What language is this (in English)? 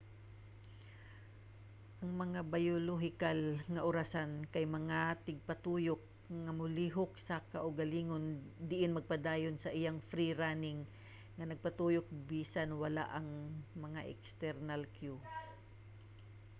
Cebuano